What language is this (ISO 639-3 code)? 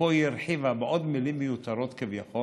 heb